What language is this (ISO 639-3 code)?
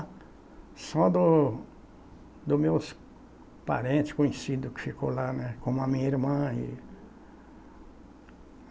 por